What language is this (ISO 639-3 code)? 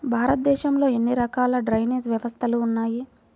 tel